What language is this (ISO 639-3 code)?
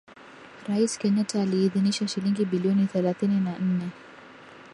swa